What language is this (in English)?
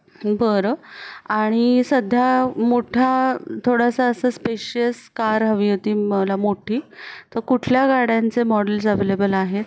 Marathi